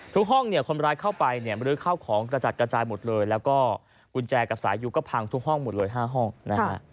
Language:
Thai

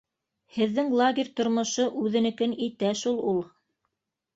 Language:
Bashkir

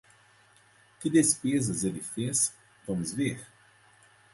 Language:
Portuguese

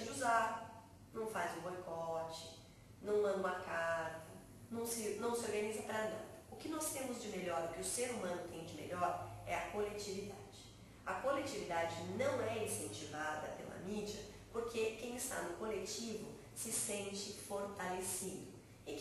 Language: Portuguese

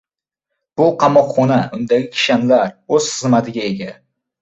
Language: Uzbek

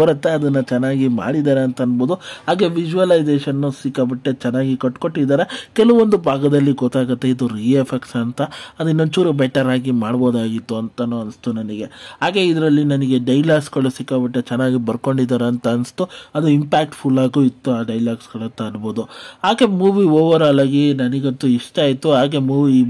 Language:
Kannada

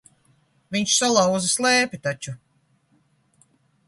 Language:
Latvian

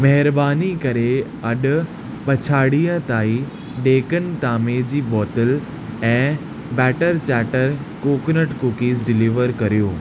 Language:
Sindhi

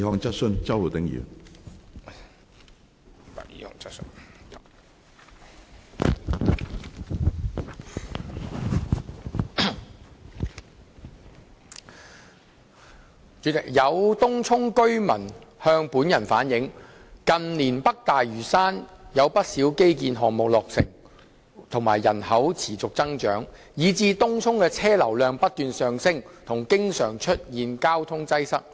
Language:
Cantonese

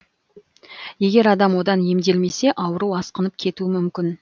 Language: Kazakh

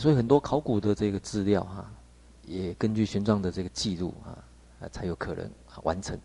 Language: Chinese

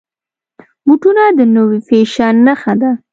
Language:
Pashto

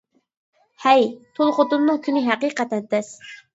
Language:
Uyghur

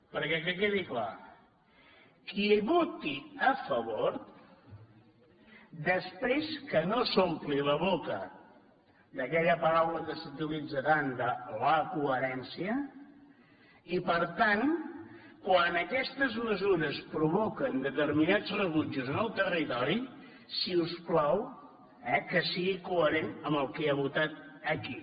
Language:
Catalan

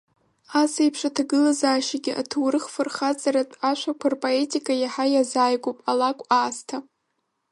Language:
Abkhazian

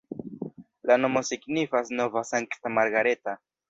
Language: Esperanto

